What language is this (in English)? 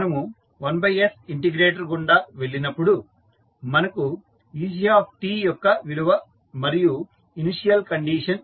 Telugu